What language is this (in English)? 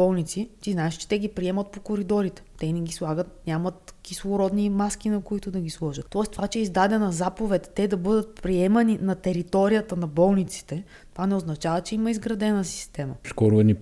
Bulgarian